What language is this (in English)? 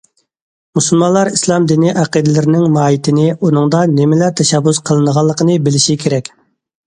Uyghur